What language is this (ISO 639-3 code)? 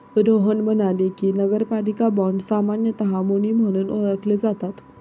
mar